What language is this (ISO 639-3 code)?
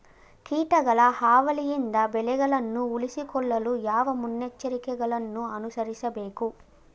kan